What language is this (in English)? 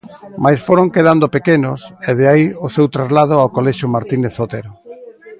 Galician